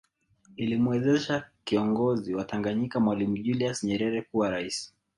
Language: Swahili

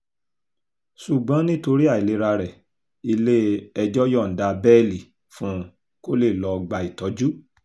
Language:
Yoruba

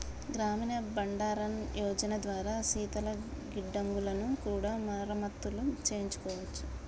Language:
Telugu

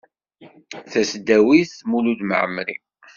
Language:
Kabyle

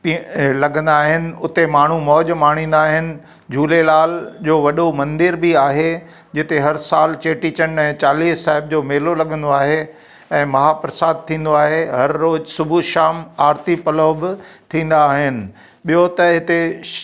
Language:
Sindhi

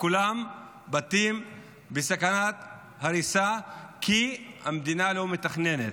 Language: Hebrew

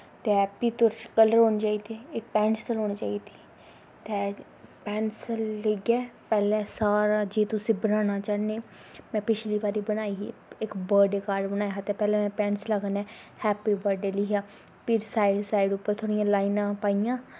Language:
Dogri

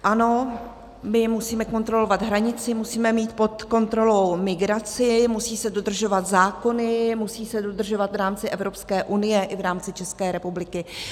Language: Czech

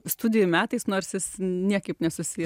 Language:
Lithuanian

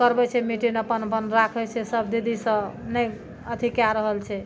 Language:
Maithili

